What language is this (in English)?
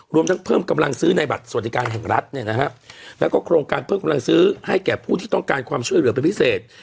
Thai